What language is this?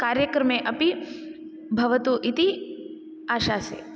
Sanskrit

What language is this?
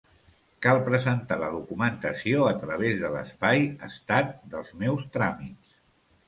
Catalan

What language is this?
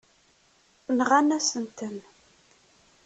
Kabyle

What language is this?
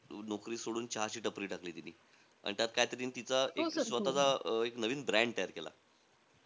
Marathi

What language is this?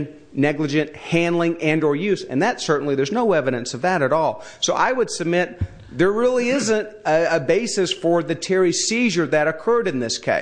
English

